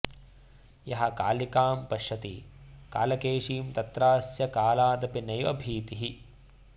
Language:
Sanskrit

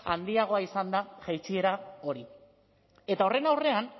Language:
Basque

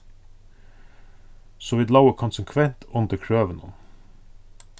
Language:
Faroese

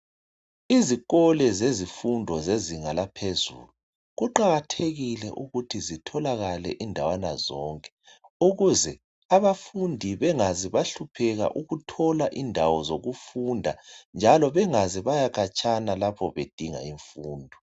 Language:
North Ndebele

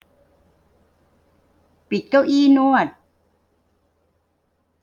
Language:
Thai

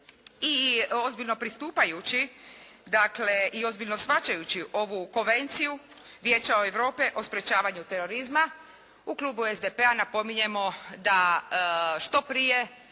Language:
Croatian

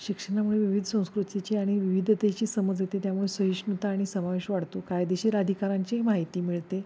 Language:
Marathi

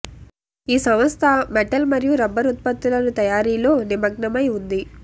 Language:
Telugu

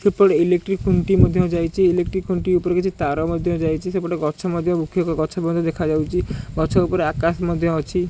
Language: Odia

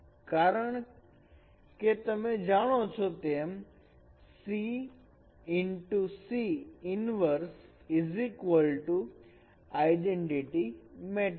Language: Gujarati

